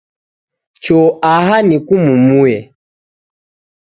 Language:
Taita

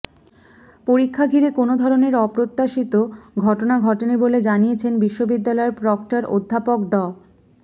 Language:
Bangla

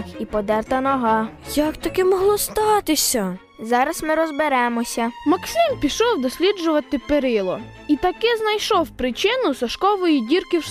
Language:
Ukrainian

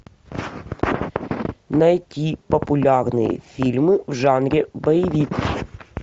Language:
Russian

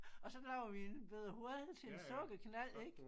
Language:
Danish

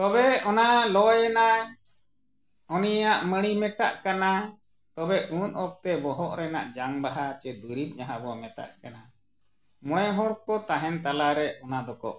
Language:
Santali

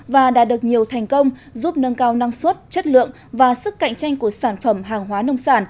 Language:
Vietnamese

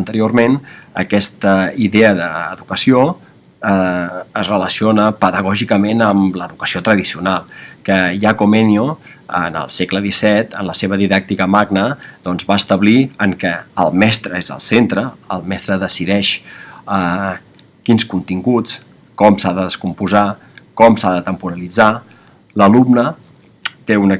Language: Spanish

